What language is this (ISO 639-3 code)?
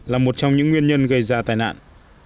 vie